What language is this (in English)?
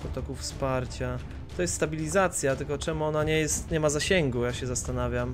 Polish